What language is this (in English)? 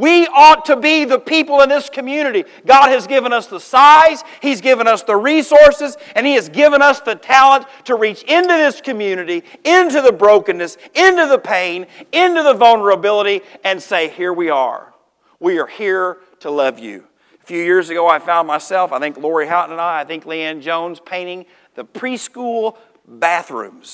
English